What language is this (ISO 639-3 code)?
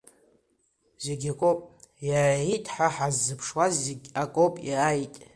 abk